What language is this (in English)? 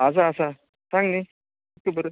Konkani